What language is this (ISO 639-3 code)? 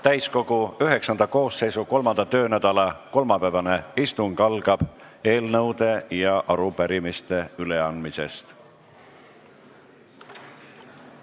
est